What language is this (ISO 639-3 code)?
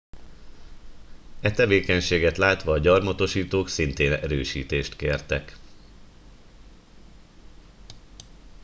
hun